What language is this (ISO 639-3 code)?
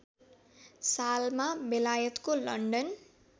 nep